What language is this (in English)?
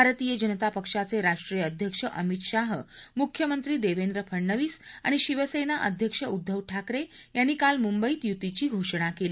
Marathi